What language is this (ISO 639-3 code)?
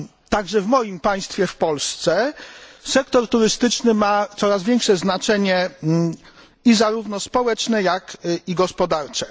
pol